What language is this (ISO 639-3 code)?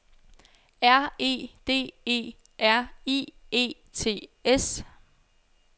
dan